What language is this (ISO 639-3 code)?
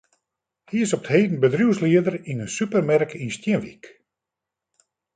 fry